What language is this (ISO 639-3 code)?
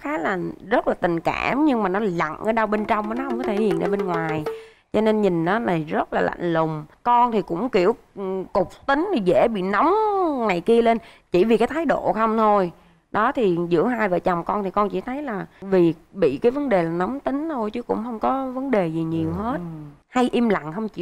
vie